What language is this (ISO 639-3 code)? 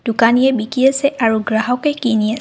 asm